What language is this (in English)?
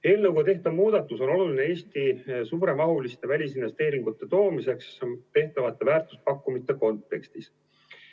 Estonian